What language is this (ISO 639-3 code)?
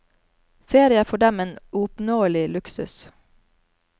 nor